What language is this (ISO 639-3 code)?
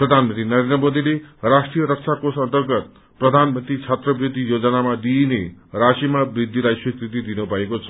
nep